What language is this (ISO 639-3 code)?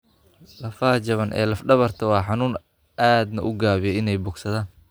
som